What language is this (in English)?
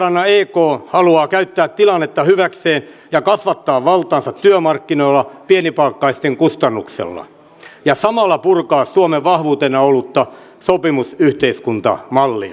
Finnish